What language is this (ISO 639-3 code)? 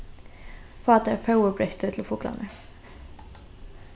fao